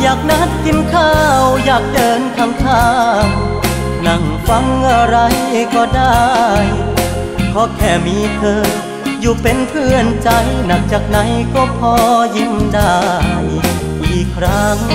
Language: Thai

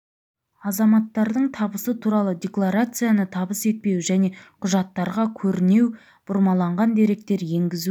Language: Kazakh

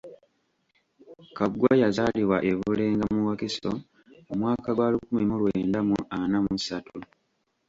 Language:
Ganda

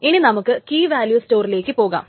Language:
Malayalam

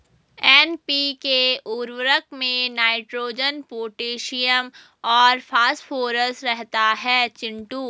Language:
Hindi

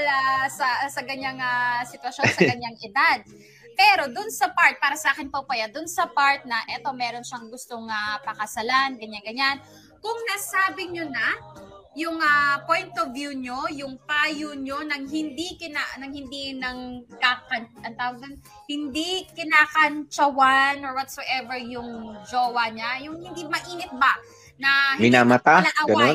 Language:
Filipino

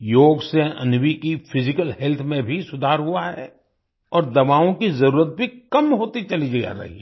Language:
Hindi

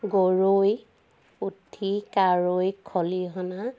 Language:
Assamese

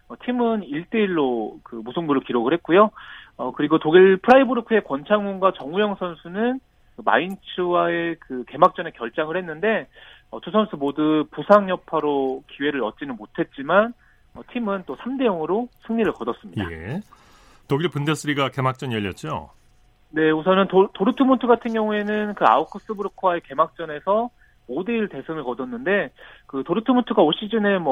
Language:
Korean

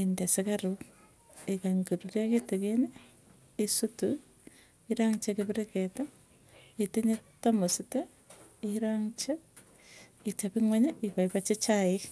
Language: Tugen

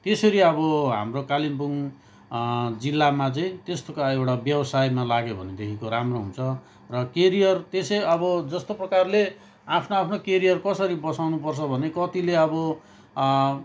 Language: Nepali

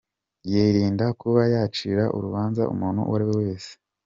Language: Kinyarwanda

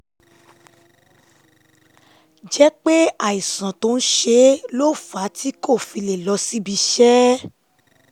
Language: Yoruba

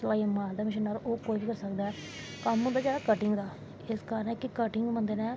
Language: Dogri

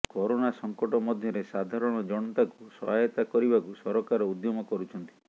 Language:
Odia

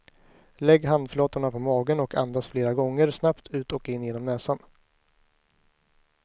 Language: Swedish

